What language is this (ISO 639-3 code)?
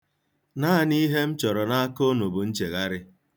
ibo